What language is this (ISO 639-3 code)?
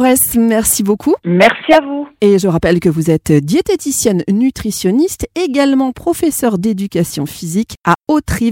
fra